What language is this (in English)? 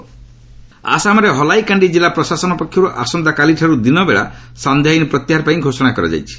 Odia